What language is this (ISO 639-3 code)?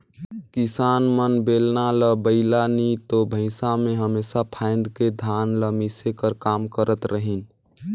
hne